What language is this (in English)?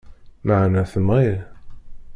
Kabyle